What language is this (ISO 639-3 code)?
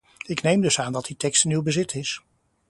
nld